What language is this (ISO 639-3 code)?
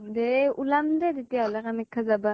asm